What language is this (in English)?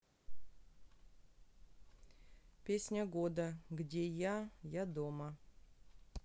Russian